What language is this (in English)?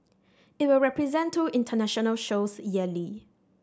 English